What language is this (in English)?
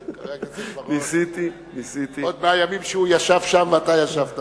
Hebrew